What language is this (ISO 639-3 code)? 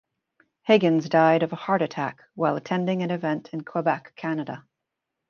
eng